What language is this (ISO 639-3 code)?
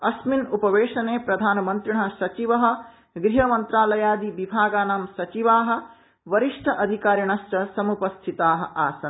san